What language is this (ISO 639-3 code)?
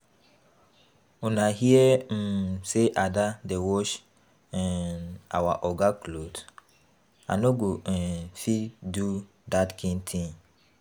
pcm